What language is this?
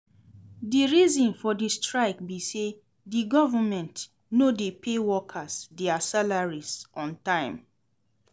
Nigerian Pidgin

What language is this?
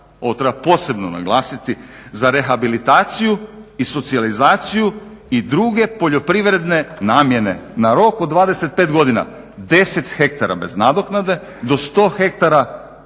Croatian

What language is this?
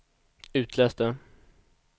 Swedish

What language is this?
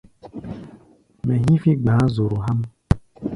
Gbaya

